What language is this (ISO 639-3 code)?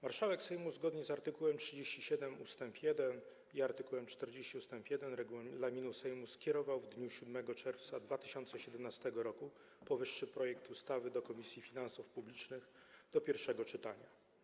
pol